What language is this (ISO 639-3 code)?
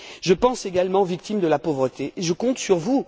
fra